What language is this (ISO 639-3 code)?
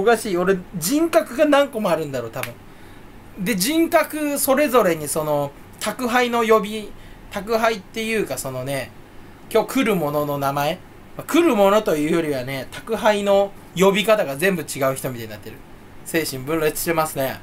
jpn